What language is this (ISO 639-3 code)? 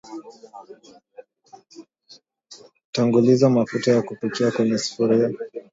swa